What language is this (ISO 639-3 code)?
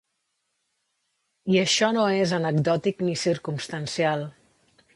cat